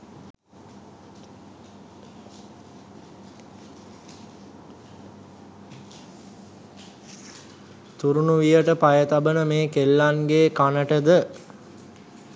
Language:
Sinhala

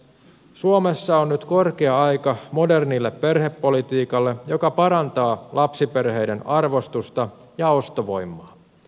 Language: Finnish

